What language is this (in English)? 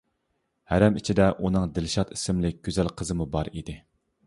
Uyghur